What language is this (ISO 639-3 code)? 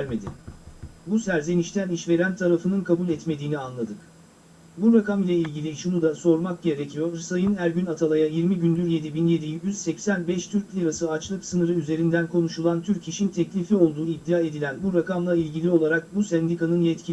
tur